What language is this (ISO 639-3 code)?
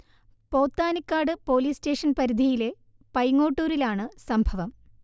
mal